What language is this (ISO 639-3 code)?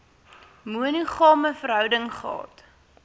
afr